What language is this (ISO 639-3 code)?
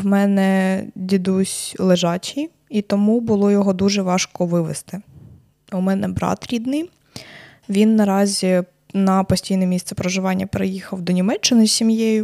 ukr